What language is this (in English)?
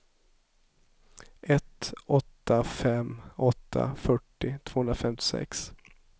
Swedish